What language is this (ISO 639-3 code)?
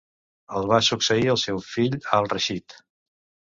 cat